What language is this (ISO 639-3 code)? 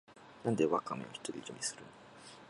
jpn